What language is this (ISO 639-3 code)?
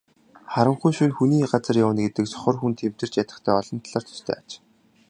mon